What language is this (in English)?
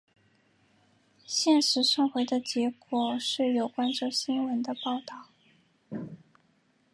Chinese